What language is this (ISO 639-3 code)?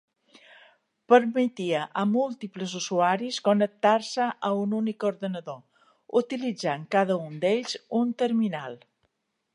cat